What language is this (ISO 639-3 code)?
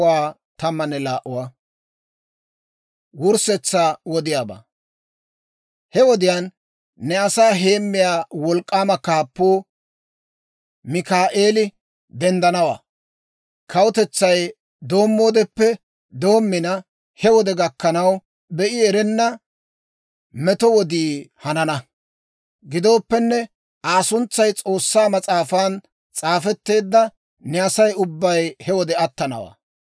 dwr